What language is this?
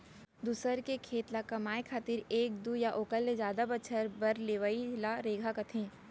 Chhattisgarhi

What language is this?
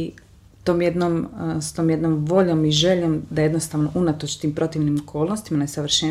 Croatian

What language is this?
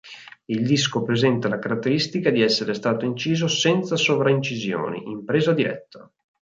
Italian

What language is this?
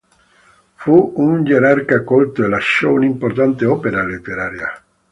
Italian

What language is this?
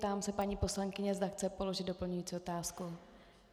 Czech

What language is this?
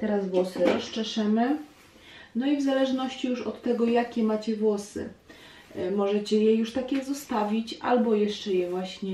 Polish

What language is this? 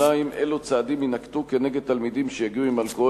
Hebrew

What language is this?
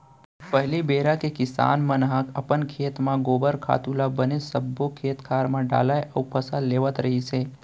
Chhattisgarhi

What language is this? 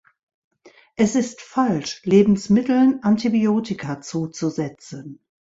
German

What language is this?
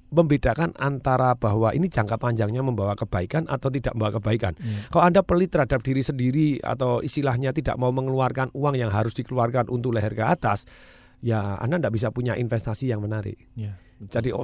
Indonesian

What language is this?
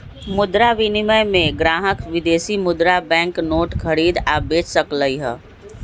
Magahi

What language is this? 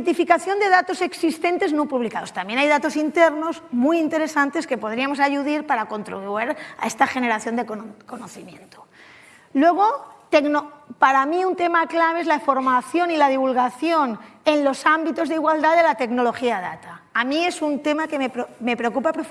Spanish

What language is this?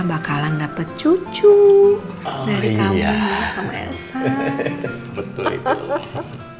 Indonesian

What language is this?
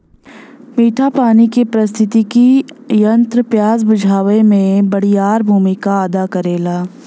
Bhojpuri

